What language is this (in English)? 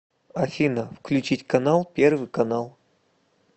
Russian